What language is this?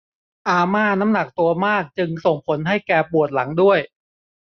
Thai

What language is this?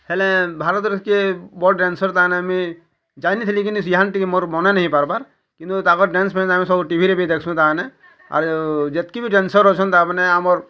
Odia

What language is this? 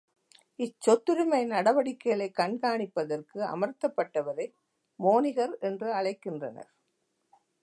Tamil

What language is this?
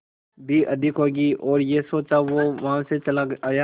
Hindi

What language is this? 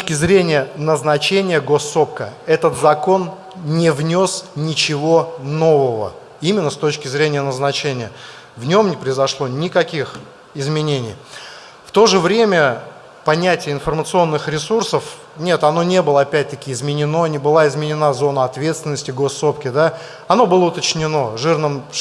Russian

